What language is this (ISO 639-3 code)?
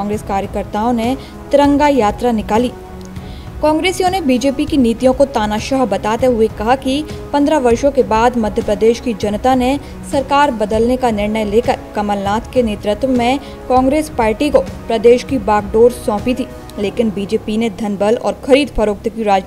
hin